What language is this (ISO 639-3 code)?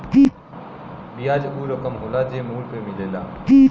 bho